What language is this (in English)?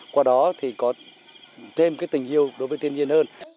Vietnamese